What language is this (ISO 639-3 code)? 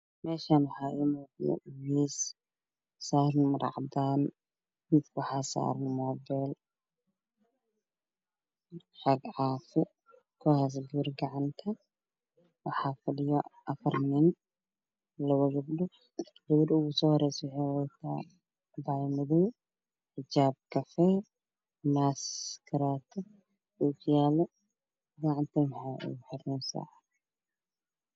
som